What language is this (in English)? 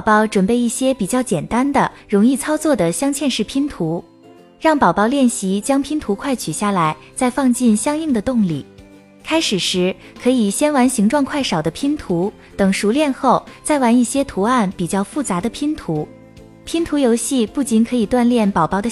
Chinese